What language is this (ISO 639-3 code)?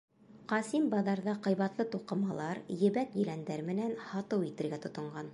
bak